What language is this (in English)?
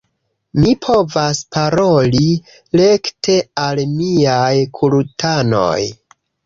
Esperanto